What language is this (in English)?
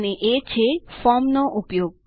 Gujarati